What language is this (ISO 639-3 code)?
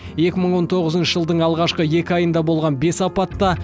kaz